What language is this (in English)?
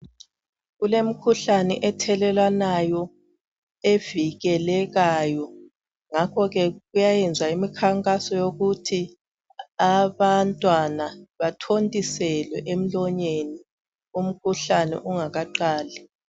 North Ndebele